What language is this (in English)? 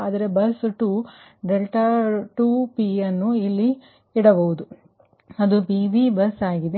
Kannada